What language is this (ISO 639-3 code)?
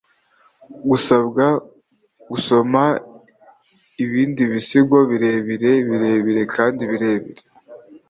kin